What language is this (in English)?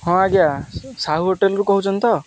Odia